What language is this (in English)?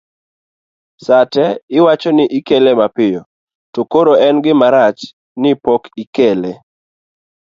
Luo (Kenya and Tanzania)